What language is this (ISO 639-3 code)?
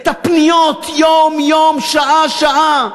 heb